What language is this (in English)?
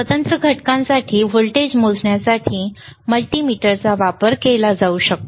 Marathi